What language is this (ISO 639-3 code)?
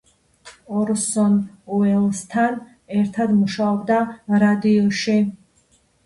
kat